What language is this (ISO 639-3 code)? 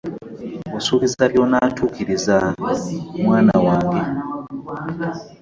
lug